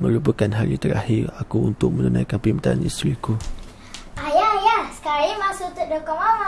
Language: Malay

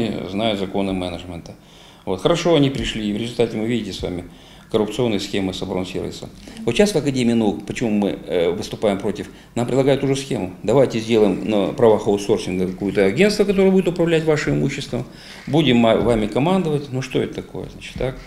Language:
Russian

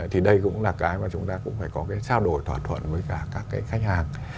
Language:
Vietnamese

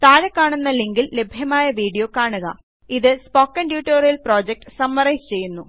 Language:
Malayalam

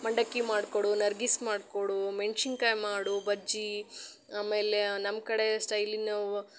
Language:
Kannada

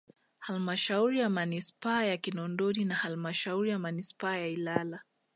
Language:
Swahili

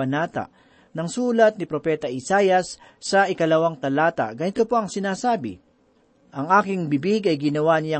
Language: Filipino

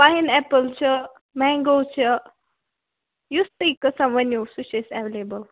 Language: Kashmiri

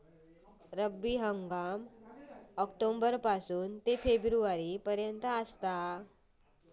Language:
Marathi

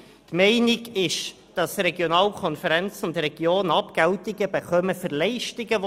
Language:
Swiss German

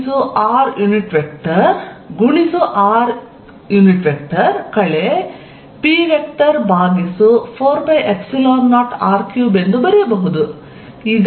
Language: Kannada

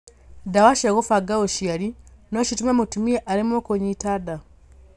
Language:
Kikuyu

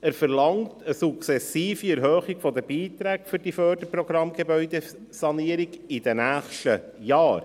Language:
Swiss German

